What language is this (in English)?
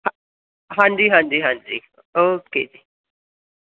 Punjabi